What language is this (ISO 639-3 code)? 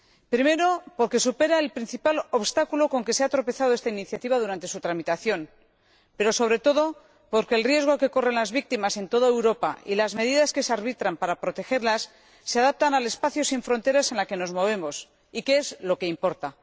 spa